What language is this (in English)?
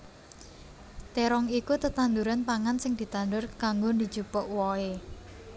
Javanese